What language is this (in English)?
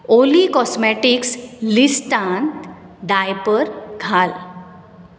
Konkani